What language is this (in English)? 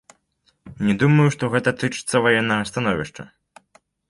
Belarusian